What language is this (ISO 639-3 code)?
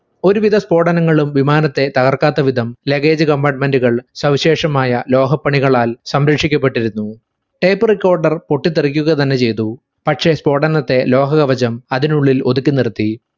mal